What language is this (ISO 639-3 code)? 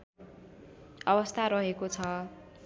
nep